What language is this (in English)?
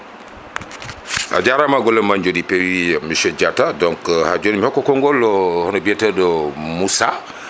Fula